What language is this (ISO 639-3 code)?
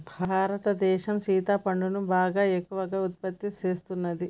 tel